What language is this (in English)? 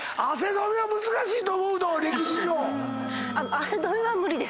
Japanese